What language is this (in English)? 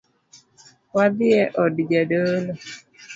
Luo (Kenya and Tanzania)